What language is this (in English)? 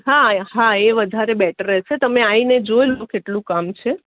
Gujarati